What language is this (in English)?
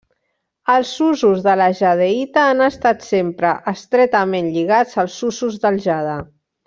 Catalan